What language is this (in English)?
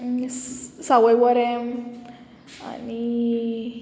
Konkani